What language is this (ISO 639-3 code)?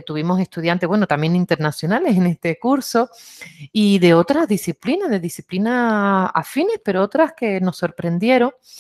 spa